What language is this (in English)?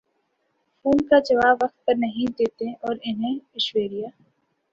Urdu